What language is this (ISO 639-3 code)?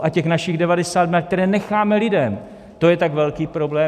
ces